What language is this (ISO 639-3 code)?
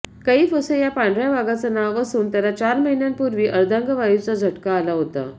mar